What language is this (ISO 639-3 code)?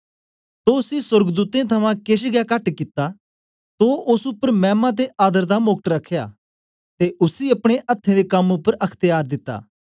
doi